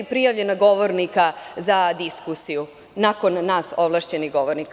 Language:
Serbian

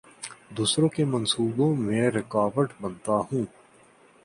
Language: Urdu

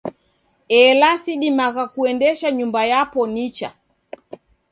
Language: Taita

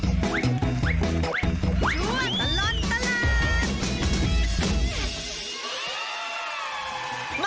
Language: Thai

